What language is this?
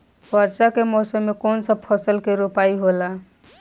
Bhojpuri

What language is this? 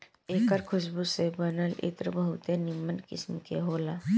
Bhojpuri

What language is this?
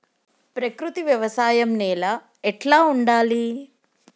Telugu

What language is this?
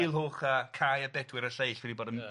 Welsh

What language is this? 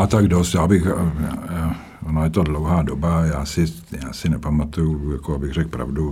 Czech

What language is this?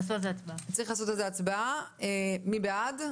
Hebrew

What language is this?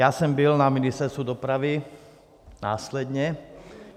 Czech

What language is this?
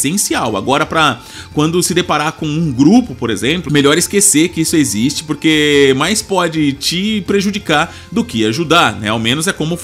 Portuguese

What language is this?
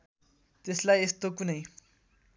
Nepali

